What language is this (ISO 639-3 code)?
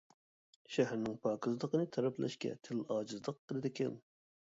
uig